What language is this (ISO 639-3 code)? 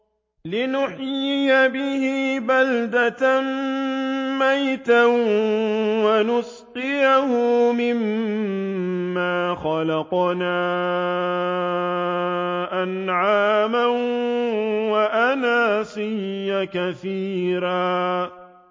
ara